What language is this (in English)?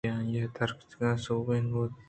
Eastern Balochi